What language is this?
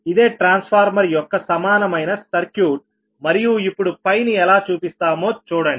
Telugu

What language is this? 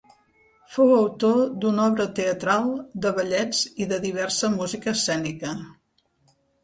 Catalan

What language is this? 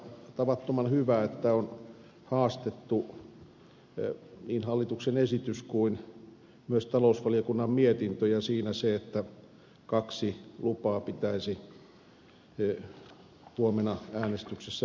Finnish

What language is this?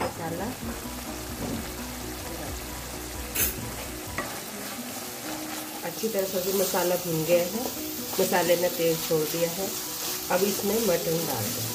Hindi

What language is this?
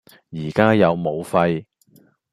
Cantonese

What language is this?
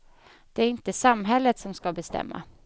Swedish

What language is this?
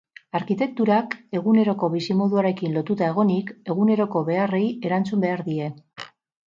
Basque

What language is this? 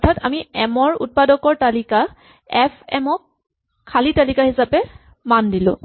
Assamese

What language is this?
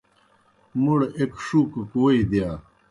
Kohistani Shina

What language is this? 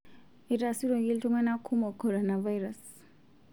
Masai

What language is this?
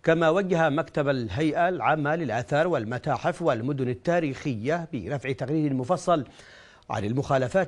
Arabic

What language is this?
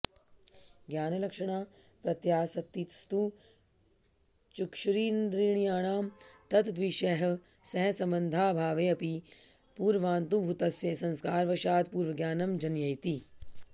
Sanskrit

